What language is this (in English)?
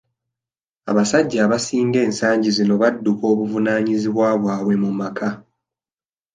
Ganda